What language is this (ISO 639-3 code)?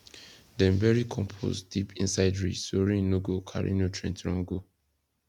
pcm